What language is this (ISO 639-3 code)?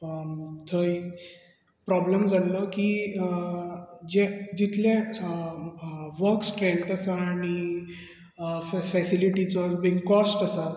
kok